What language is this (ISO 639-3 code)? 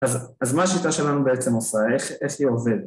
heb